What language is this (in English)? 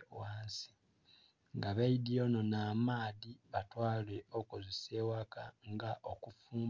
Soga